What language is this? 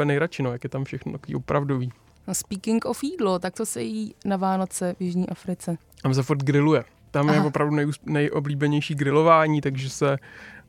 Czech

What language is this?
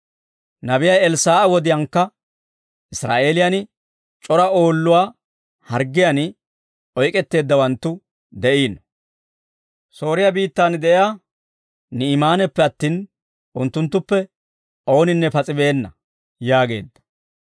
Dawro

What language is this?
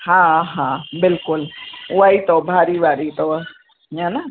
Sindhi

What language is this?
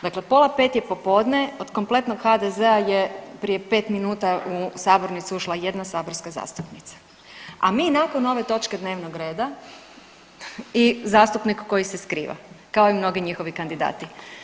Croatian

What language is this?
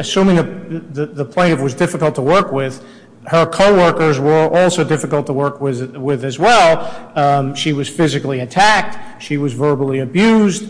English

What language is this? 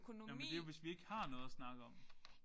Danish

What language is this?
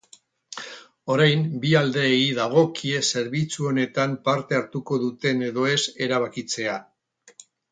Basque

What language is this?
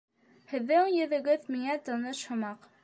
Bashkir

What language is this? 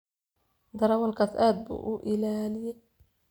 Somali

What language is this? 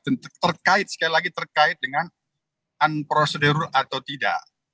Indonesian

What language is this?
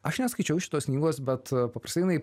Lithuanian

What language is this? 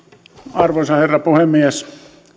Finnish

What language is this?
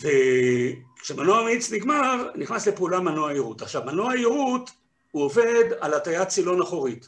Hebrew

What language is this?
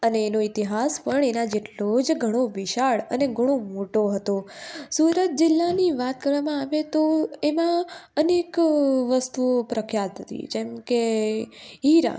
Gujarati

